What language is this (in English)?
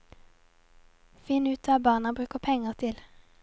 Norwegian